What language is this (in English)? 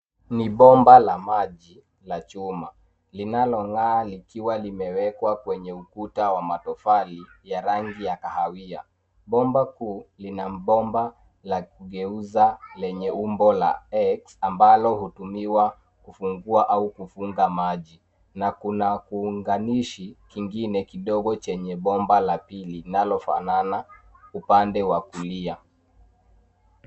Swahili